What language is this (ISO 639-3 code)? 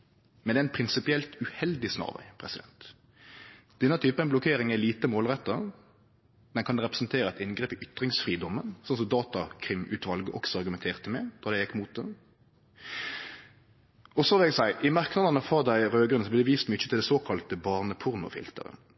nno